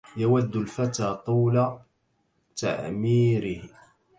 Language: Arabic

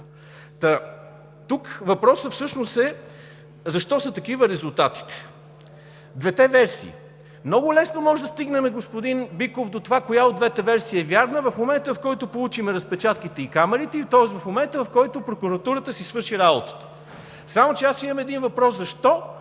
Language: Bulgarian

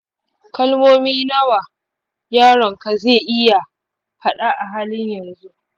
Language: Hausa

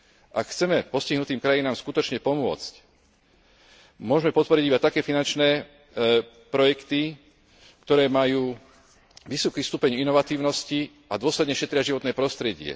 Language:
Slovak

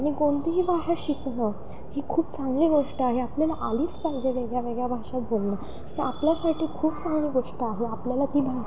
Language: Marathi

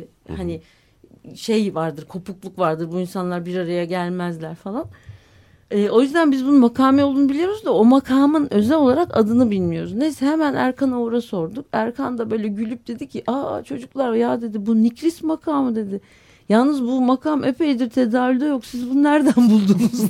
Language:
Turkish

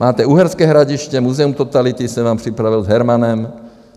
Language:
Czech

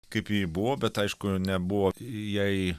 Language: Lithuanian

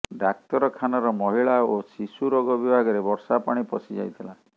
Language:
Odia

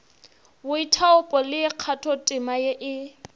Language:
Northern Sotho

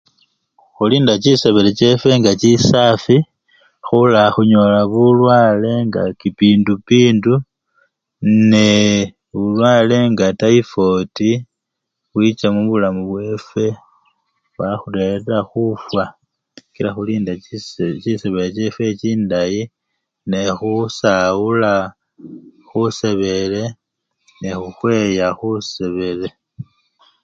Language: Luyia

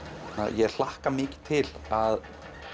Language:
Icelandic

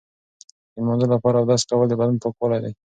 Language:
Pashto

